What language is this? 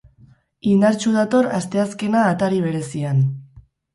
Basque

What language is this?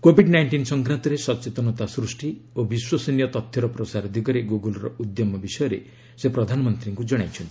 Odia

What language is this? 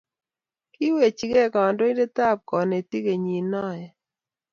Kalenjin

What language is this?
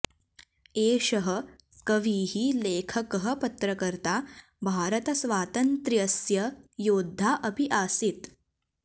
Sanskrit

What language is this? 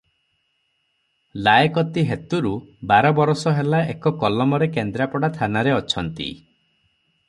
Odia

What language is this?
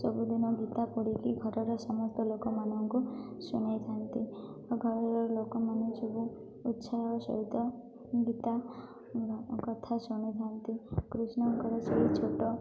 Odia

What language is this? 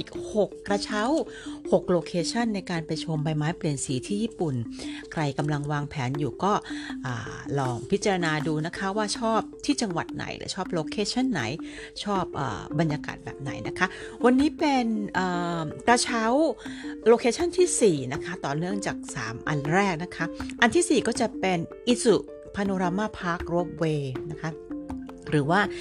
Thai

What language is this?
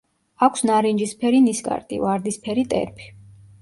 Georgian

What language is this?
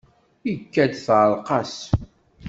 Kabyle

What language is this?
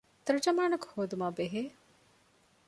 Divehi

